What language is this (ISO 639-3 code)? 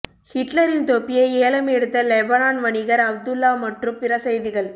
tam